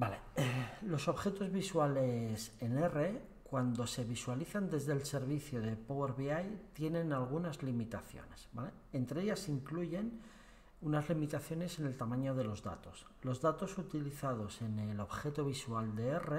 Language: Spanish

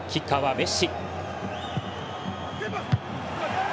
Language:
Japanese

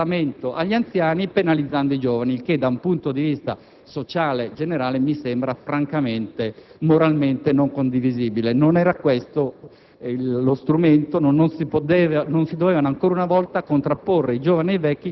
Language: Italian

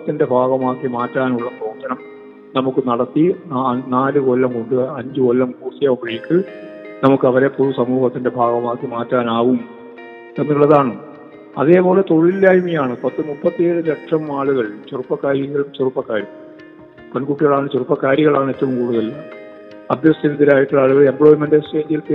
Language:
Malayalam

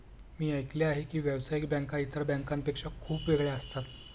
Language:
Marathi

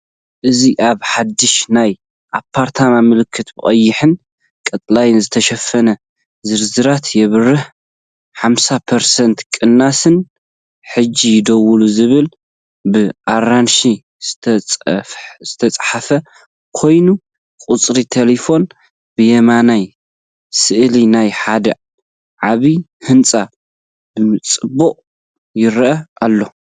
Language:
Tigrinya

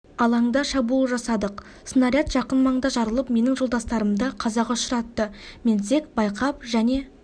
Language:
Kazakh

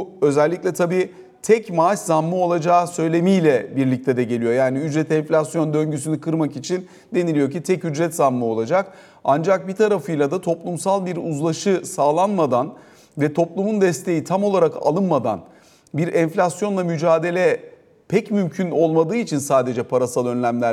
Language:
Turkish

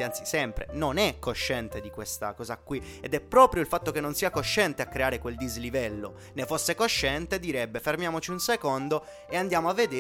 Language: Italian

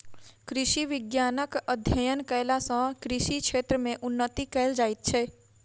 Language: Maithili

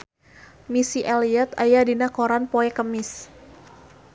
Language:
Sundanese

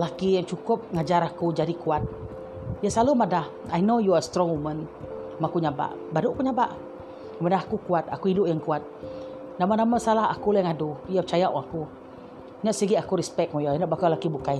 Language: Malay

